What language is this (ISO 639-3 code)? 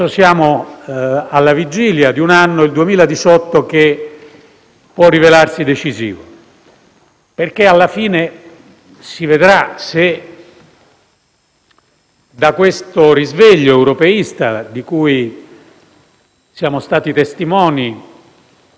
ita